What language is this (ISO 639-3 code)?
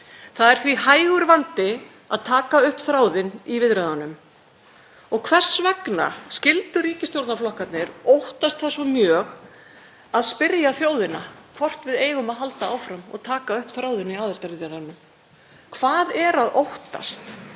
isl